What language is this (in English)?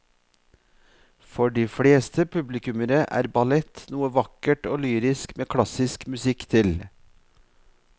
Norwegian